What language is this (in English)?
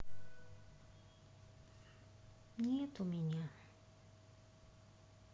Russian